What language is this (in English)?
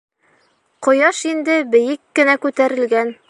Bashkir